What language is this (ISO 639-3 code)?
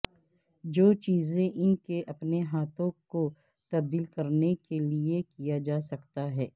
urd